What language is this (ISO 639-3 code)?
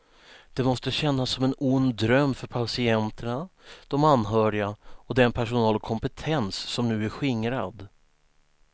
swe